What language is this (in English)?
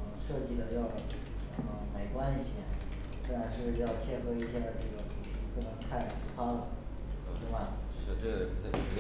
Chinese